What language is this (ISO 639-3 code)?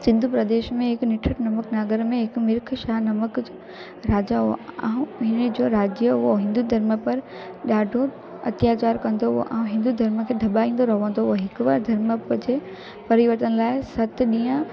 snd